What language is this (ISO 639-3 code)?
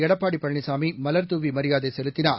tam